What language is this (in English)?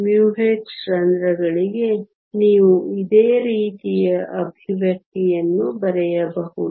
Kannada